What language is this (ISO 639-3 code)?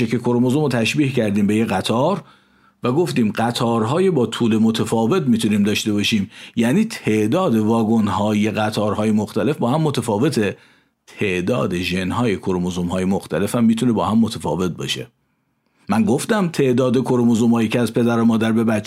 fas